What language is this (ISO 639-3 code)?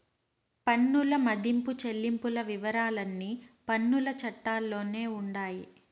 tel